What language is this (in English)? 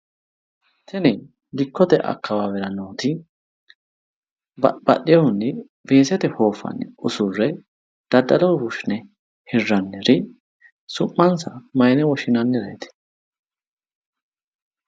Sidamo